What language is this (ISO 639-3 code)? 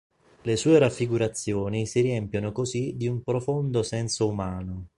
ita